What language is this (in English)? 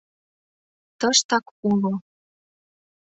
Mari